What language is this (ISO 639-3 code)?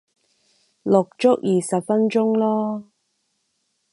yue